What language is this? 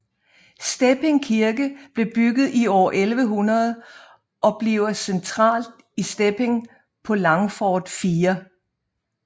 Danish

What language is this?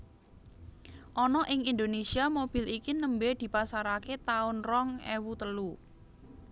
Javanese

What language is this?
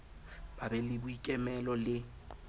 Southern Sotho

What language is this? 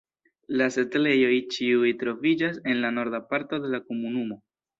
Esperanto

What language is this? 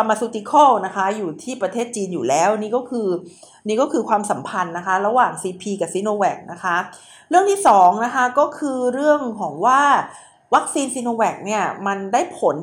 Thai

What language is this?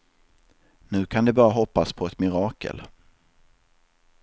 Swedish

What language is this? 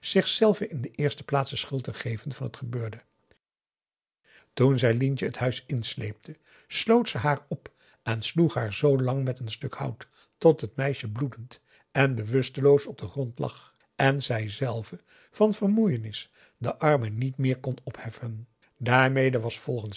Dutch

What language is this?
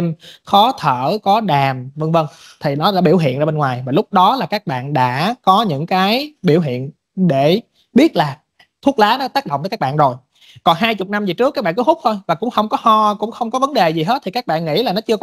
Vietnamese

